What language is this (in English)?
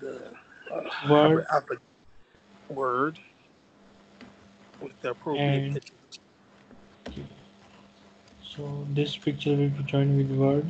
English